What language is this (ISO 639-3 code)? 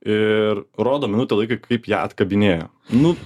lit